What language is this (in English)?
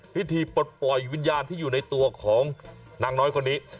Thai